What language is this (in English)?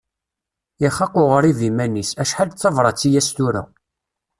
Kabyle